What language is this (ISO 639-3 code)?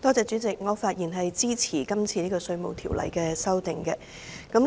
yue